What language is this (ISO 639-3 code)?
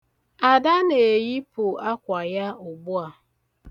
ibo